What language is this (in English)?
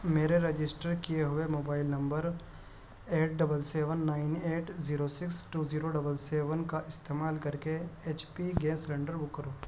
Urdu